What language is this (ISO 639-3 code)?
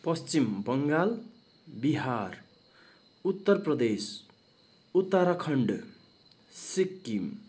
nep